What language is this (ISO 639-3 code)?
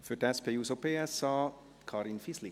gsw